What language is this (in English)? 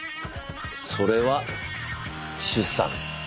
Japanese